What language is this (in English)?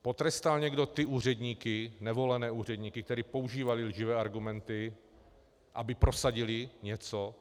Czech